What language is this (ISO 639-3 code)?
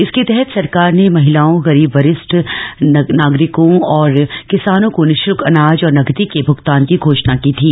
hin